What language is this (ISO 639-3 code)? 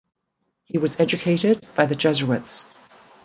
eng